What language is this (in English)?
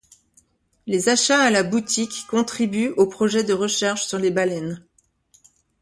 French